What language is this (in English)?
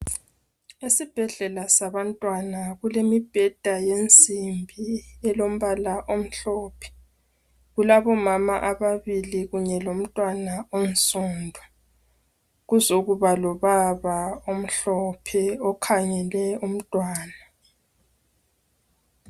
North Ndebele